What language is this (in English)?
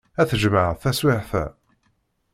Kabyle